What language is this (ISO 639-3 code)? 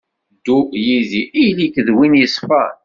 kab